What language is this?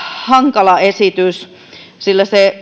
Finnish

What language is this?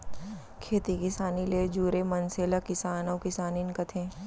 Chhattisgarhi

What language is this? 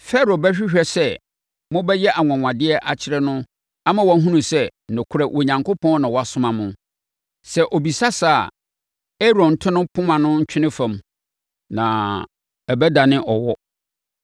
Akan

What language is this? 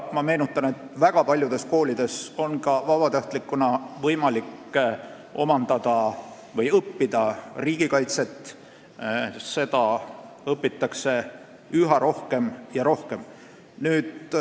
Estonian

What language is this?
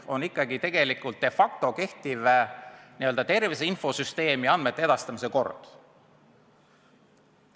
Estonian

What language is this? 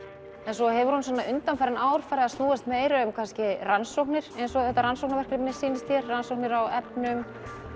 Icelandic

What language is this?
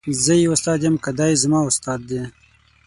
Pashto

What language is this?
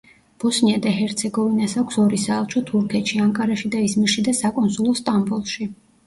Georgian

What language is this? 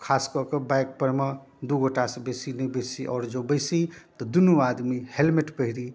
Maithili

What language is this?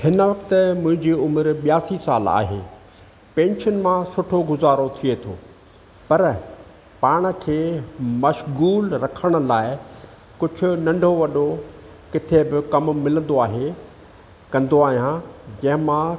Sindhi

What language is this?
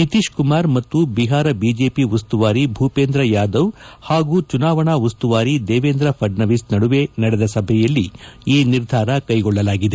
Kannada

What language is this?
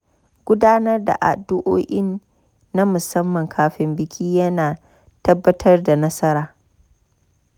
Hausa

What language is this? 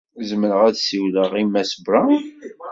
Kabyle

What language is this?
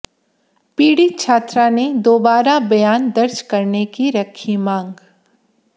Hindi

